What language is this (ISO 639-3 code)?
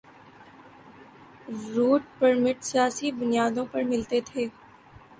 urd